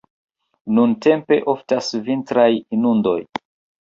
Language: Esperanto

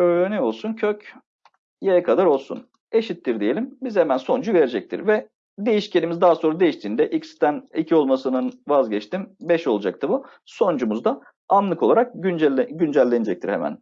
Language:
Turkish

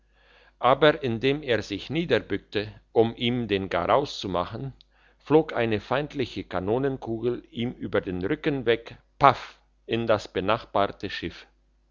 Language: German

